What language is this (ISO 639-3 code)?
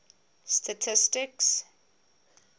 eng